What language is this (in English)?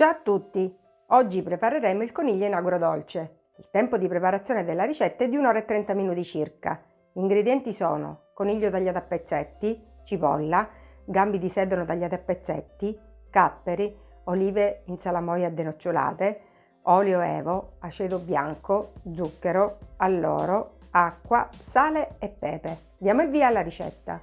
Italian